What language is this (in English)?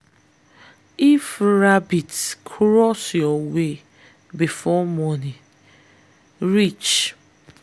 Nigerian Pidgin